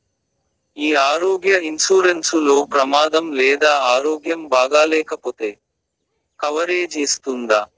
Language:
Telugu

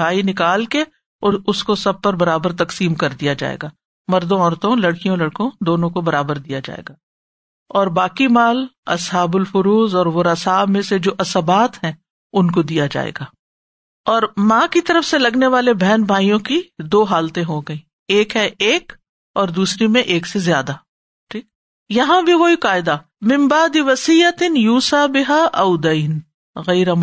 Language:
Urdu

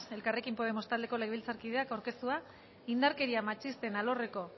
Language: Basque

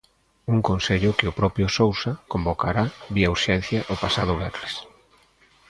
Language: Galician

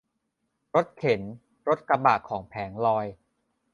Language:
Thai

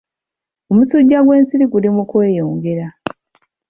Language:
Ganda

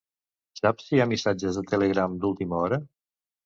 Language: Catalan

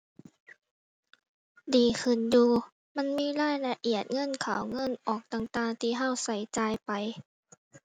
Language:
Thai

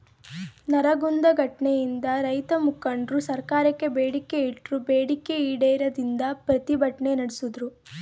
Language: Kannada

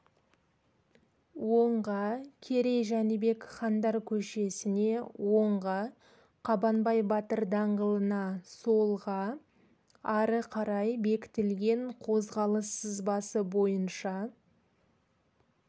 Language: Kazakh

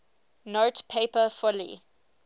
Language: English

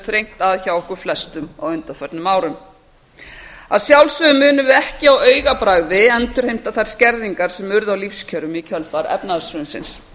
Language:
Icelandic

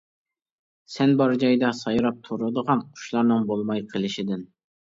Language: Uyghur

